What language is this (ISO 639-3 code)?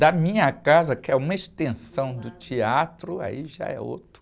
por